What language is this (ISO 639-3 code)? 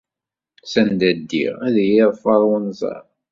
kab